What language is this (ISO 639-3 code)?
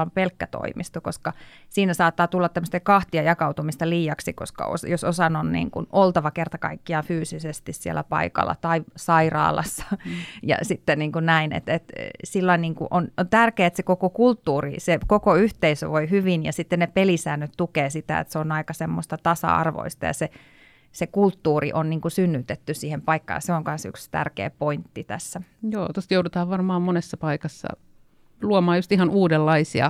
fin